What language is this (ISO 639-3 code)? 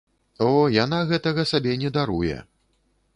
bel